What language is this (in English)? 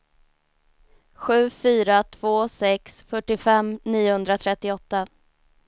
Swedish